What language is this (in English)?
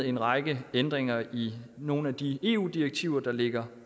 Danish